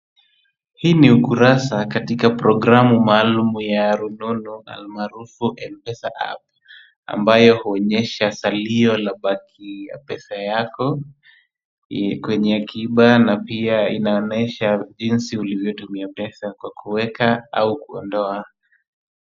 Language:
Swahili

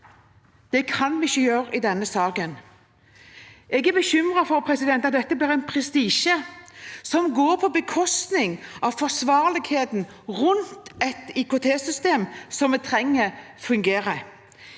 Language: Norwegian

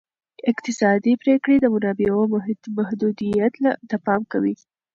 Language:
Pashto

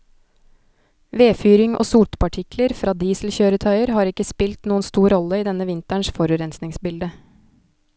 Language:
Norwegian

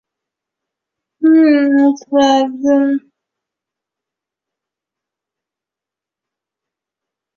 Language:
Chinese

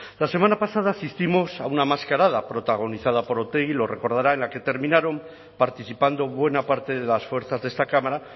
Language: Spanish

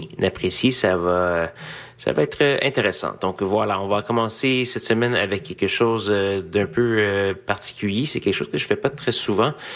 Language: French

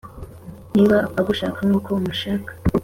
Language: Kinyarwanda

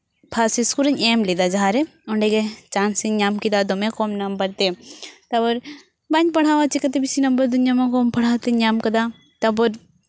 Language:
Santali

